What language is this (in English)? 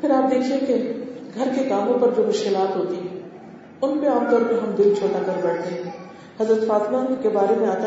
Urdu